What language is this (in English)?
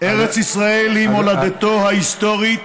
Hebrew